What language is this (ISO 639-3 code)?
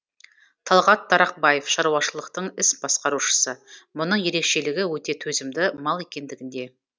kaz